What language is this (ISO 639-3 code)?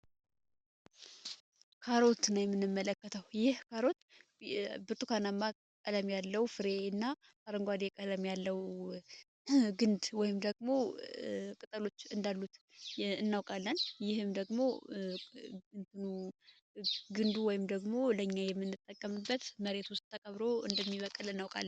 amh